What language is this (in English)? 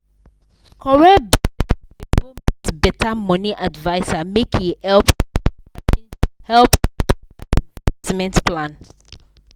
Nigerian Pidgin